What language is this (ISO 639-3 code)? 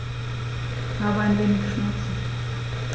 deu